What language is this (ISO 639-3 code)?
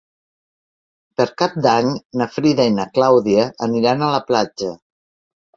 cat